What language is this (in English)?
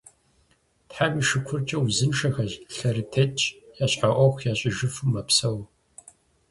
Kabardian